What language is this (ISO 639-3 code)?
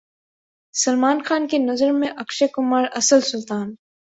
urd